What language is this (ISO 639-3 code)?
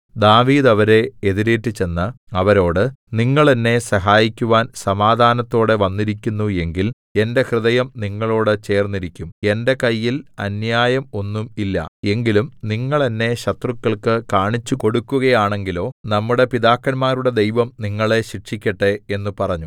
mal